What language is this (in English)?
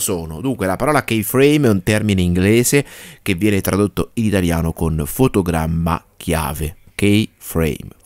Italian